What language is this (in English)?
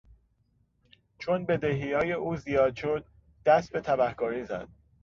Persian